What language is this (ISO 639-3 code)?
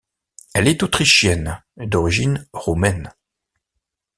fra